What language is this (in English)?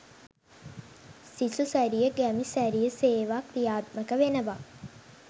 Sinhala